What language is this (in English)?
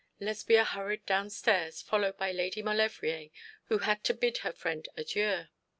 English